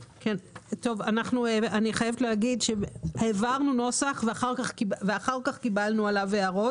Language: Hebrew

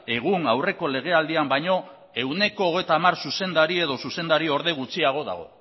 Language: Basque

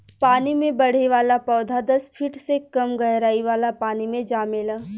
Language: Bhojpuri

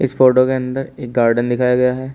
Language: Hindi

